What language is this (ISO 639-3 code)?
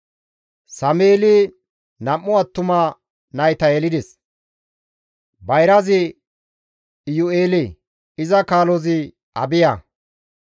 gmv